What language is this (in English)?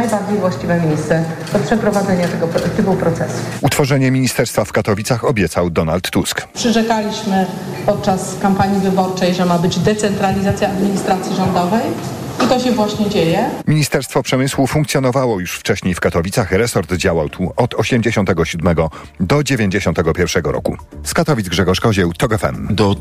Polish